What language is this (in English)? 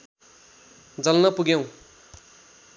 Nepali